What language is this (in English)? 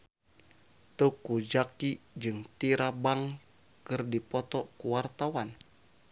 Sundanese